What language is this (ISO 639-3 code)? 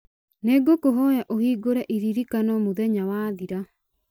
kik